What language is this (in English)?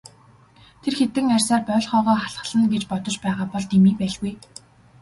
Mongolian